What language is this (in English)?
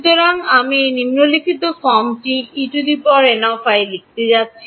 Bangla